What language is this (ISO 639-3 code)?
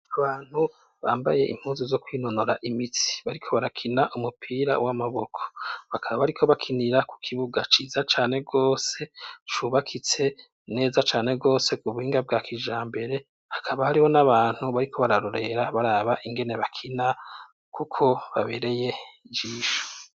run